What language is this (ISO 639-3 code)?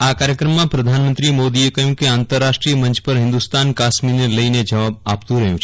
guj